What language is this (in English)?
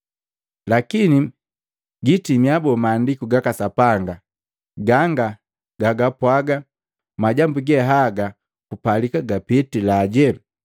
Matengo